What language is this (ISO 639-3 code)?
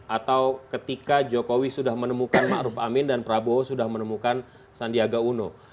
ind